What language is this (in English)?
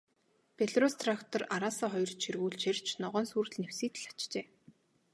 Mongolian